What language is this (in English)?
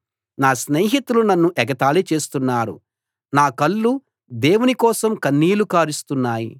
Telugu